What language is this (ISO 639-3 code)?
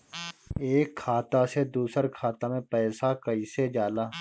bho